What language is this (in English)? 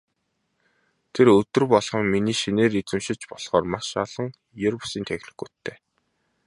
Mongolian